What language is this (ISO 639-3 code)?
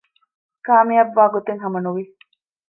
div